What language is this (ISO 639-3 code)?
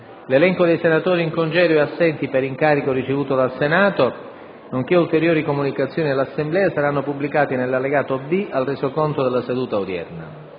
ita